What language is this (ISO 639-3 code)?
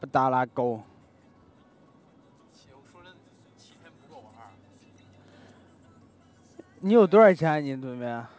zho